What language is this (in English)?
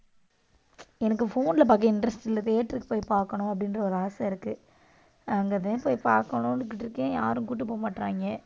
Tamil